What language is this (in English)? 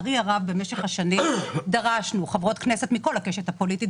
Hebrew